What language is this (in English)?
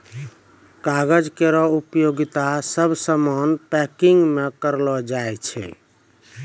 Maithili